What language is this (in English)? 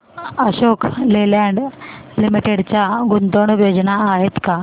Marathi